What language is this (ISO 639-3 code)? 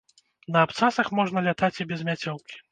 bel